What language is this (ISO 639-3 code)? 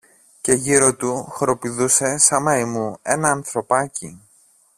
ell